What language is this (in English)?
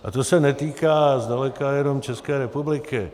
Czech